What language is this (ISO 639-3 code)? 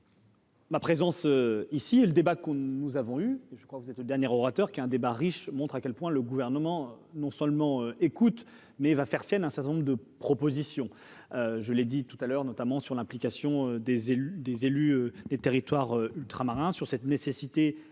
fra